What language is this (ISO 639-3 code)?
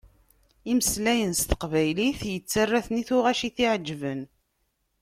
kab